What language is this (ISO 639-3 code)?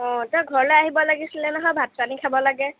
asm